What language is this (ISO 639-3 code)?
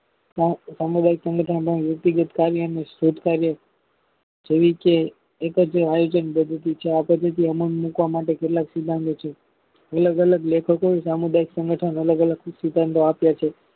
guj